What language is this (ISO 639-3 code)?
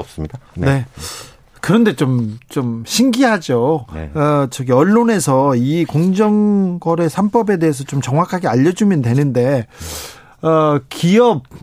kor